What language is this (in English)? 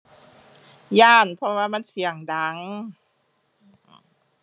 Thai